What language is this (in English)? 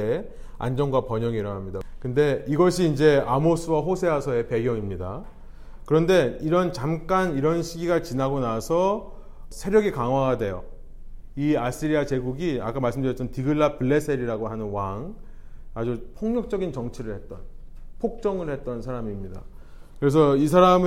Korean